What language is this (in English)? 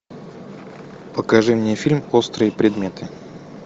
Russian